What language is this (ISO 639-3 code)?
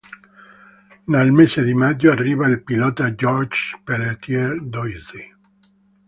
ita